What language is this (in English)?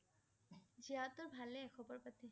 Assamese